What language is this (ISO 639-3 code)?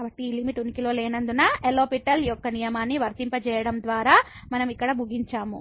tel